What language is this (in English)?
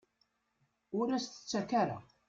Kabyle